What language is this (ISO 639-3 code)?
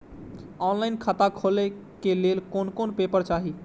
mai